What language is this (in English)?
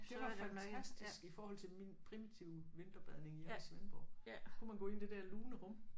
Danish